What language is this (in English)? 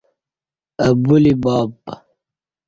Kati